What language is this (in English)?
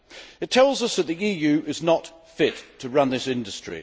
English